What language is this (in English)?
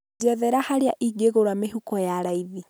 Kikuyu